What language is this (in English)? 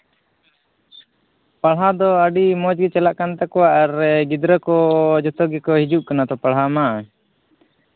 Santali